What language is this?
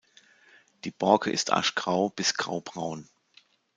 German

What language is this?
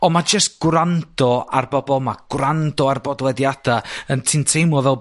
Welsh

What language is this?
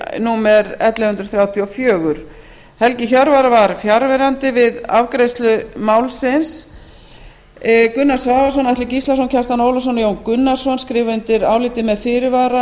Icelandic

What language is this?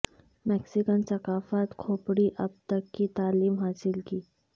Urdu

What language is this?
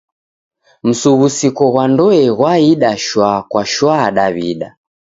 Taita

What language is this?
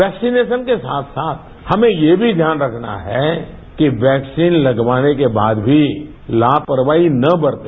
Hindi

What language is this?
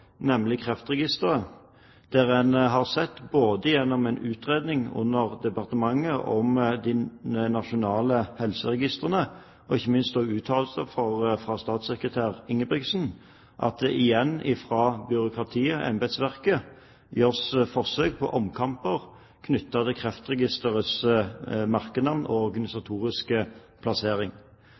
Norwegian Bokmål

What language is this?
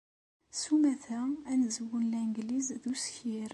Kabyle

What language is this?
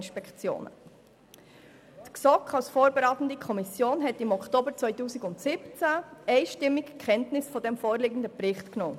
Swiss German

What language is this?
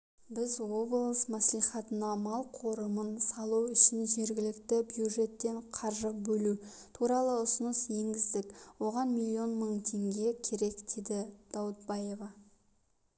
Kazakh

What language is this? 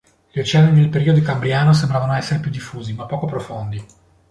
Italian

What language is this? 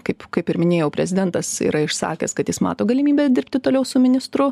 Lithuanian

